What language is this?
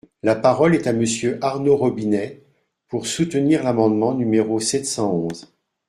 French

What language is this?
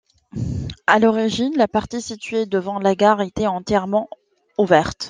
French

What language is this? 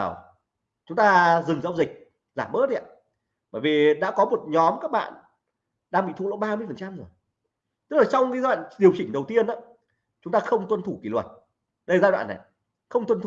Vietnamese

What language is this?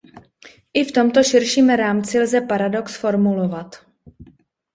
Czech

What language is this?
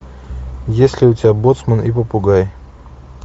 Russian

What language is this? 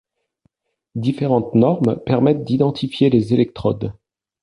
French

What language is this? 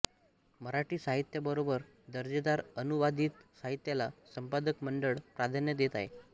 Marathi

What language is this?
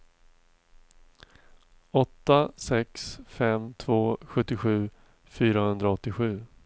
Swedish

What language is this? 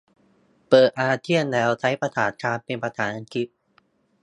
Thai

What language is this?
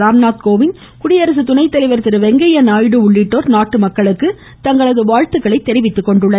Tamil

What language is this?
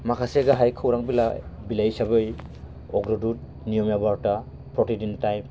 Bodo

